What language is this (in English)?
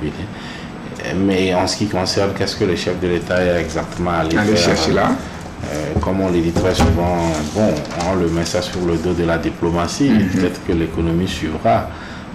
French